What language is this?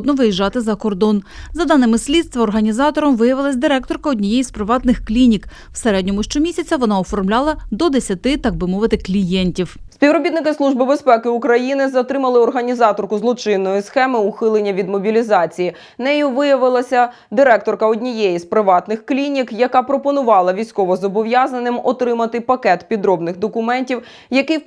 Ukrainian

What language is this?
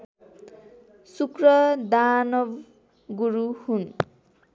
Nepali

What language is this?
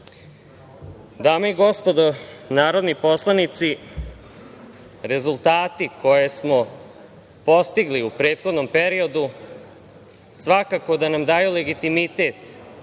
Serbian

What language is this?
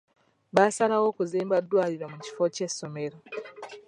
Ganda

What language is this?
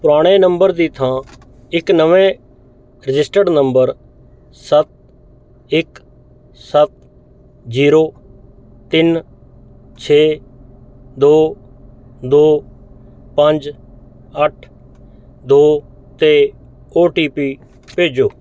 Punjabi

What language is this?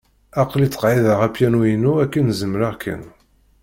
Kabyle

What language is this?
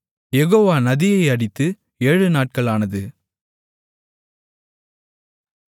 Tamil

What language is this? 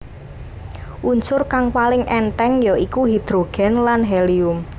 Javanese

